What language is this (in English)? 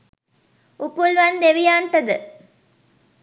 Sinhala